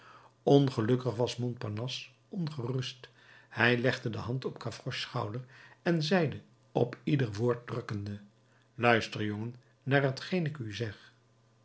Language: Dutch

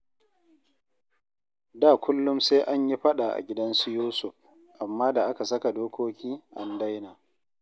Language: Hausa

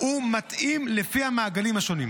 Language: Hebrew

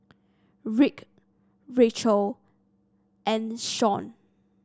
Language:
English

